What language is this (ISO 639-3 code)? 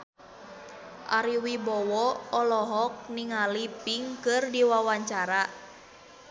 sun